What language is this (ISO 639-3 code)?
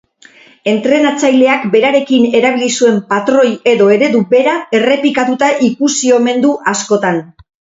eus